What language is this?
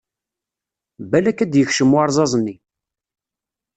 Kabyle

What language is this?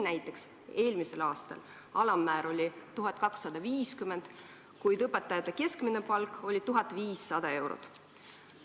Estonian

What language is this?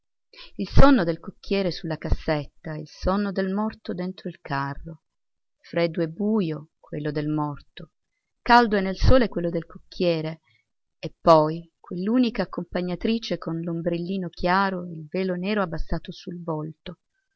Italian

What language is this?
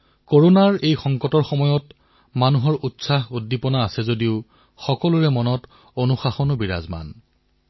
Assamese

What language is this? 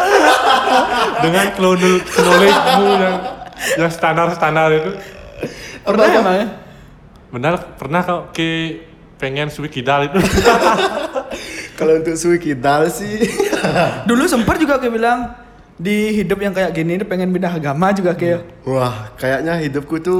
Indonesian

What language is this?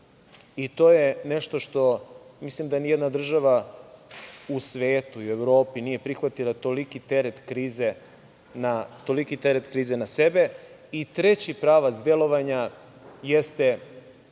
Serbian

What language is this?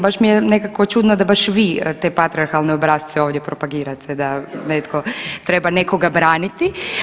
Croatian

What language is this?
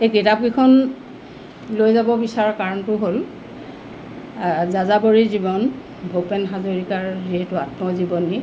Assamese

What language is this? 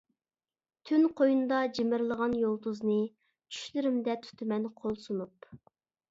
Uyghur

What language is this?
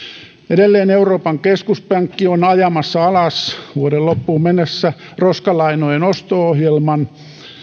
Finnish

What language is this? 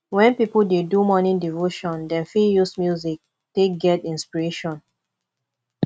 Nigerian Pidgin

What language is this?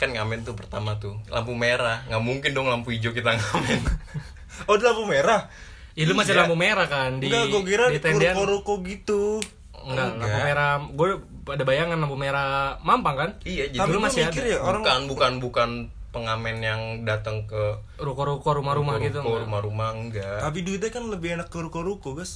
Indonesian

